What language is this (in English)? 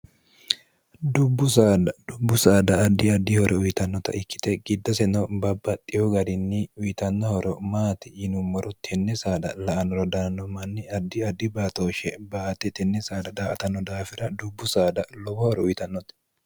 Sidamo